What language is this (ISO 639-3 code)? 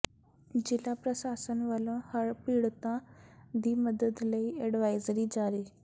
pan